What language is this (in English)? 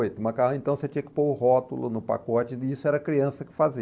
Portuguese